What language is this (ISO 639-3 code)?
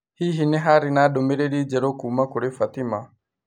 kik